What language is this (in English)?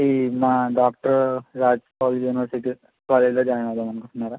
Telugu